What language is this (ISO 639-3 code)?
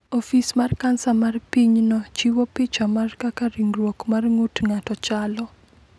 luo